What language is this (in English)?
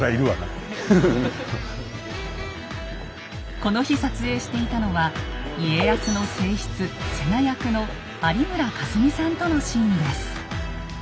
Japanese